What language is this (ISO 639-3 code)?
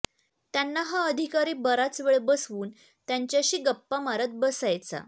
mar